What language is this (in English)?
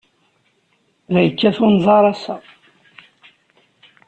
Kabyle